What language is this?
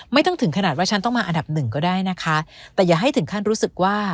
Thai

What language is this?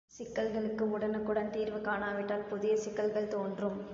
Tamil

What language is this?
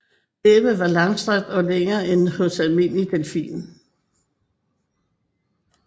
Danish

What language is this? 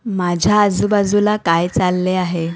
Marathi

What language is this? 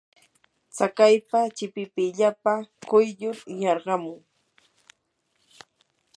Yanahuanca Pasco Quechua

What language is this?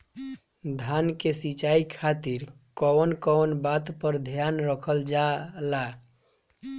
Bhojpuri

